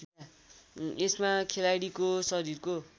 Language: Nepali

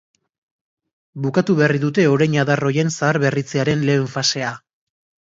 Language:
Basque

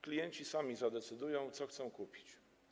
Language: Polish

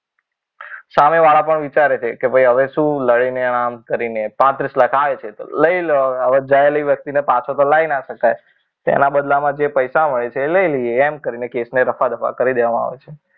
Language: Gujarati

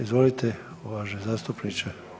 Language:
Croatian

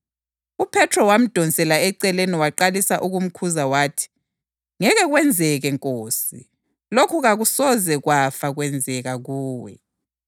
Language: North Ndebele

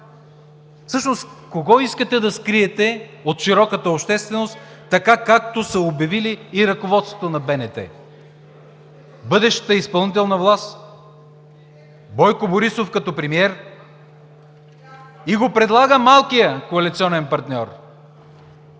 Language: Bulgarian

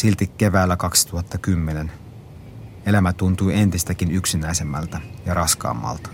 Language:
Finnish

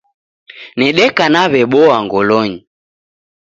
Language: Taita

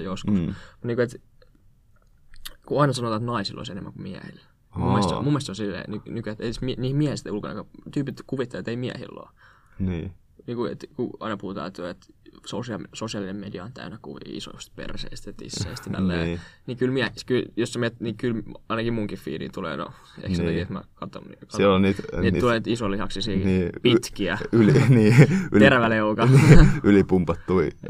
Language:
Finnish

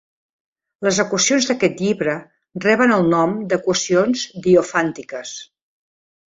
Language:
Catalan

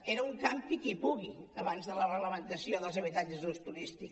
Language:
Catalan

